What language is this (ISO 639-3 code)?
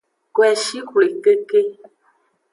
ajg